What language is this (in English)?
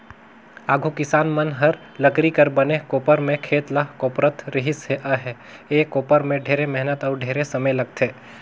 Chhattisgarhi